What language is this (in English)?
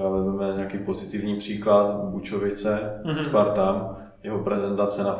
Czech